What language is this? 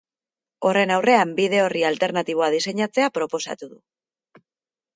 Basque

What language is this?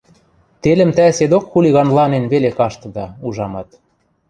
Western Mari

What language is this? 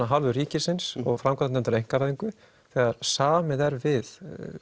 Icelandic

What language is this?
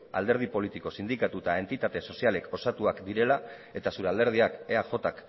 Basque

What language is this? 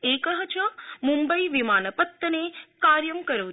Sanskrit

